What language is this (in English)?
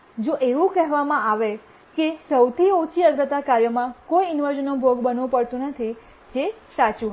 Gujarati